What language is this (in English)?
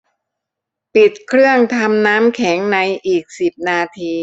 Thai